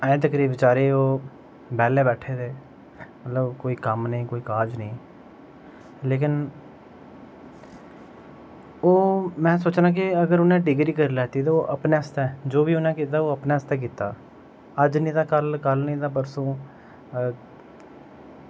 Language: Dogri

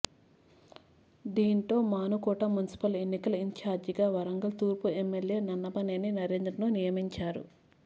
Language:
Telugu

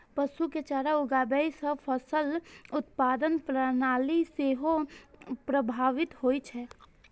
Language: Maithili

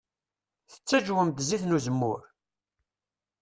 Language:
Kabyle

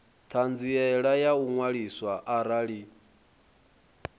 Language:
Venda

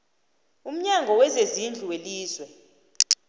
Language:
South Ndebele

